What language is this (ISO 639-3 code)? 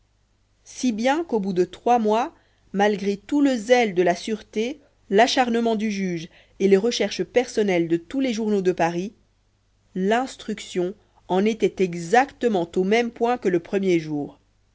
fra